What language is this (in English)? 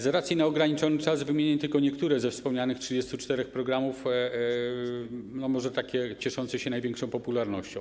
Polish